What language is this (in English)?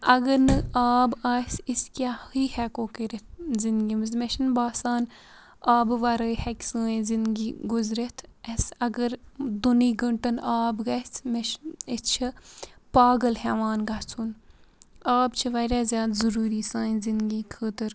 Kashmiri